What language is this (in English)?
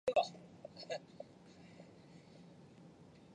Chinese